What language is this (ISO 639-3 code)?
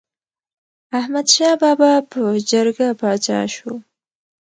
pus